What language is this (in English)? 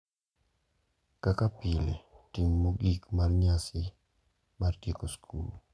Luo (Kenya and Tanzania)